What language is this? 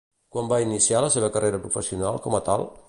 Catalan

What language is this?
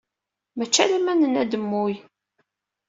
Kabyle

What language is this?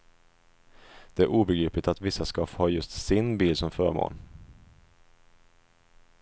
Swedish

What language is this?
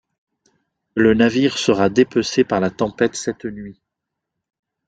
French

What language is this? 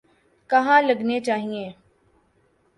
Urdu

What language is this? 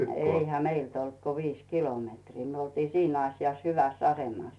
Finnish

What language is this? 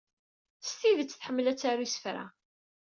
Kabyle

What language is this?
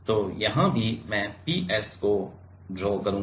Hindi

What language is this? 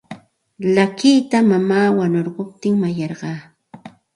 Santa Ana de Tusi Pasco Quechua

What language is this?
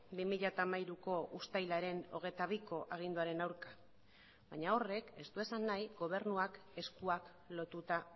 Basque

